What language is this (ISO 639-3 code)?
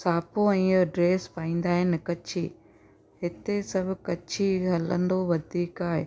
snd